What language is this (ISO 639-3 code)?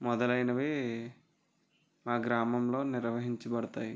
tel